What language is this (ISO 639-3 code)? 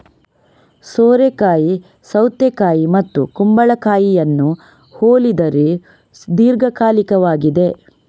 kan